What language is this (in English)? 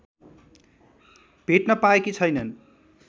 Nepali